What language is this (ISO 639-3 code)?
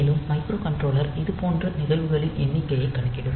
tam